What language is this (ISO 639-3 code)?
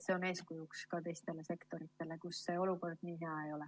est